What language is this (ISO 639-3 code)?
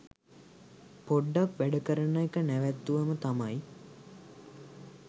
sin